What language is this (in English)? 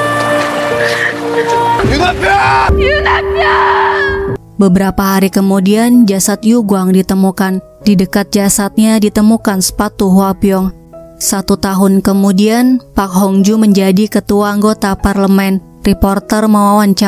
Indonesian